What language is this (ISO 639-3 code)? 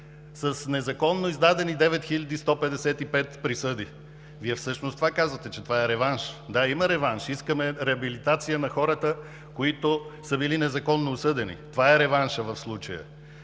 bul